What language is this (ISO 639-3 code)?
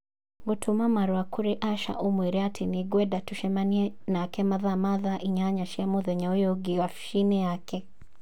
kik